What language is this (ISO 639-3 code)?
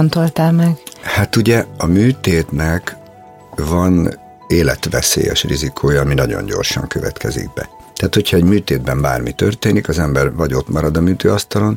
hun